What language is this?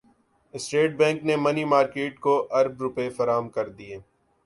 Urdu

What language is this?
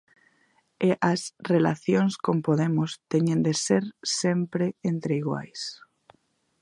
Galician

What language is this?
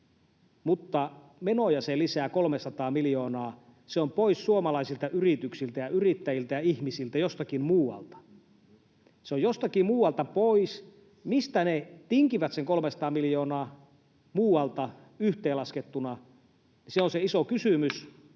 Finnish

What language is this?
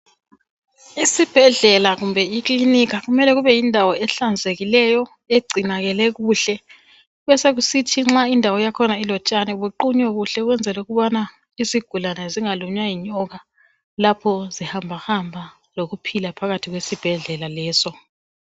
North Ndebele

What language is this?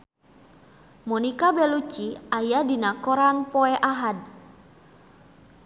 Sundanese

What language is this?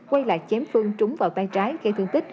Vietnamese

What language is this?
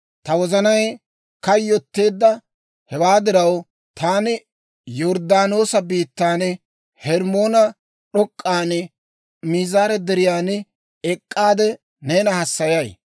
Dawro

